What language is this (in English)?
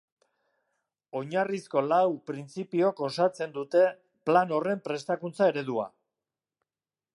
Basque